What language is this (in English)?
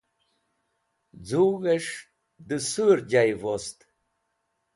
Wakhi